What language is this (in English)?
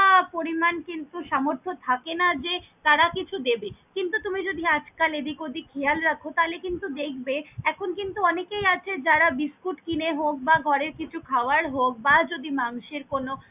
Bangla